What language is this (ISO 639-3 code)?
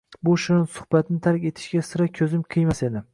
uzb